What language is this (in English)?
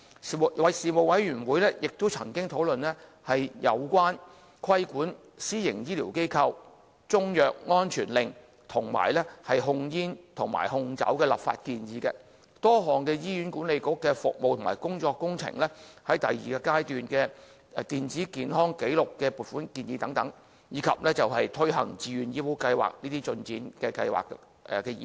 Cantonese